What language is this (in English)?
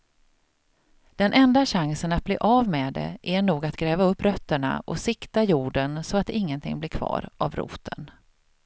Swedish